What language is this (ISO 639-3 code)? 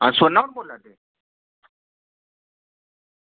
doi